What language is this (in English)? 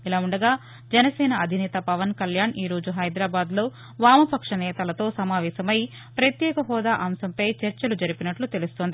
Telugu